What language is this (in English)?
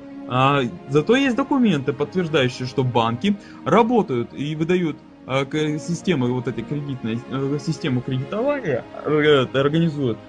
Russian